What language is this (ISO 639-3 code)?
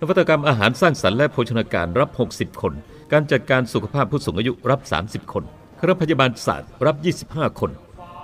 tha